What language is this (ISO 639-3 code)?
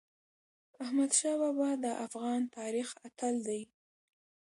pus